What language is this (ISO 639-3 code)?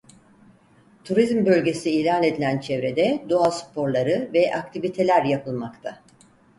tur